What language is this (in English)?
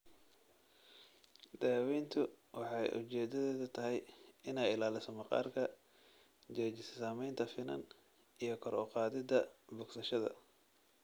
Somali